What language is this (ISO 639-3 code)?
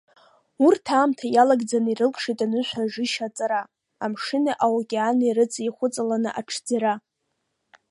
abk